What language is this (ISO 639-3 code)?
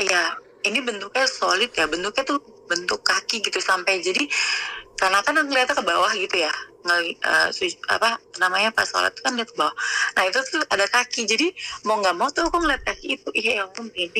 ind